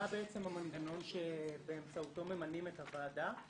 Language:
Hebrew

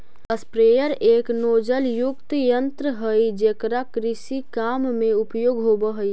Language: Magahi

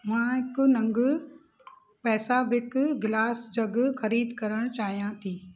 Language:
Sindhi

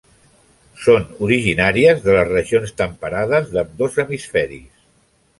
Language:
Catalan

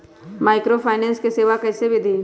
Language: Magahi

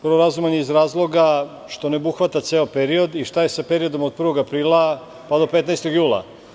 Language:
Serbian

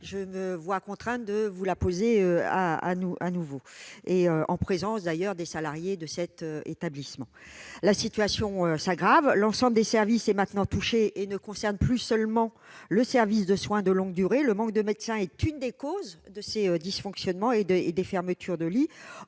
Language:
French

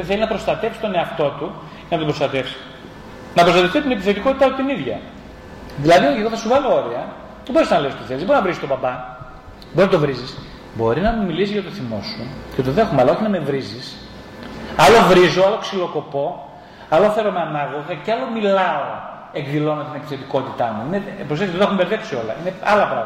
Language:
Greek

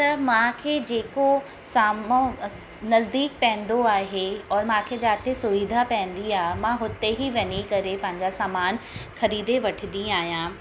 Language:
Sindhi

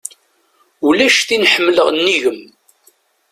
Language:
Kabyle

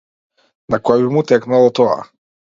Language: Macedonian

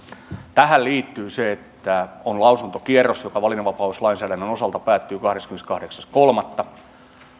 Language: Finnish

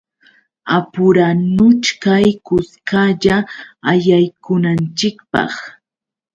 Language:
Yauyos Quechua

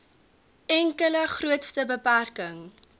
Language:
Afrikaans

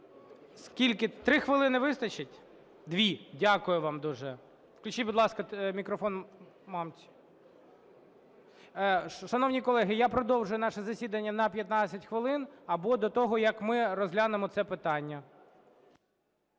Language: Ukrainian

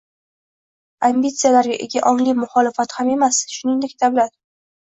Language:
Uzbek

